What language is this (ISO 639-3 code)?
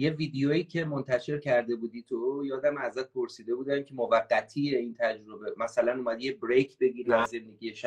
fas